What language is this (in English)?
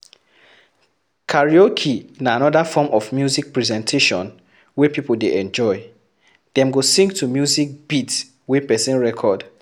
Nigerian Pidgin